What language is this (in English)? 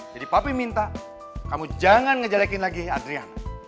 Indonesian